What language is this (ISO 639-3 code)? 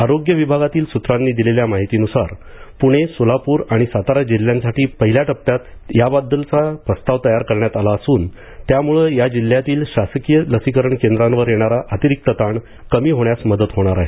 mar